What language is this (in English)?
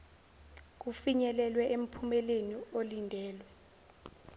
Zulu